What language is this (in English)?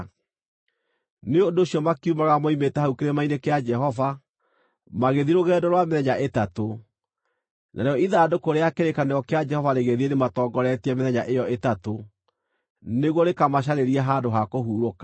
Kikuyu